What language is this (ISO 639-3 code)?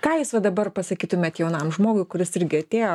lit